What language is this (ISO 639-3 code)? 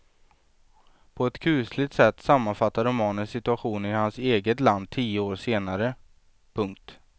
swe